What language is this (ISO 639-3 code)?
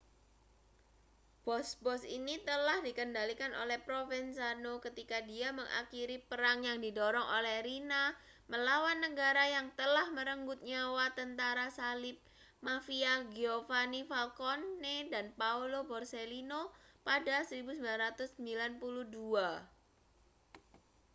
ind